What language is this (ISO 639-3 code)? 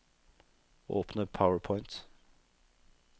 nor